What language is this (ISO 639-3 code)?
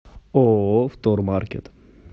rus